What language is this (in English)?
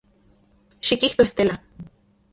Central Puebla Nahuatl